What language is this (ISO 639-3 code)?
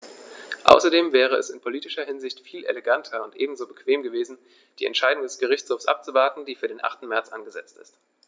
deu